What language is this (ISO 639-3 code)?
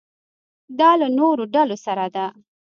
pus